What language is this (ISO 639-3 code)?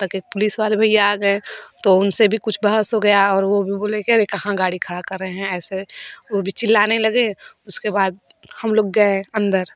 hin